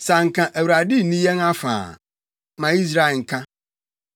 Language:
Akan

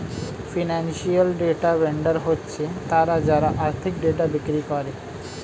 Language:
Bangla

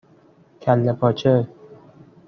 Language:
Persian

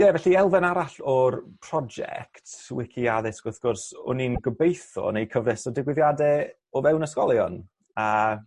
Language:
Welsh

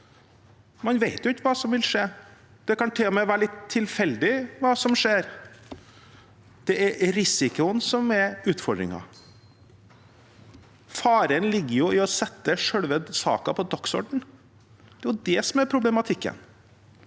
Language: Norwegian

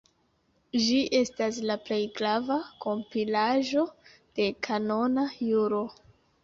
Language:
Esperanto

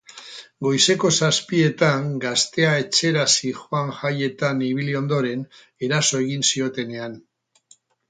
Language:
Basque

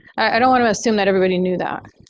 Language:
English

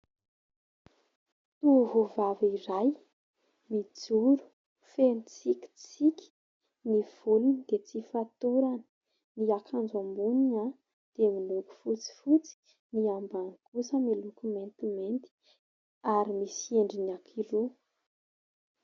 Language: Malagasy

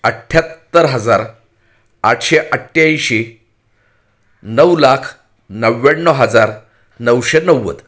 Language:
Marathi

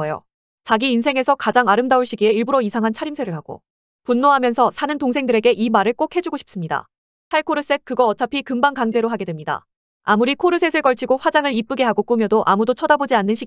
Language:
Korean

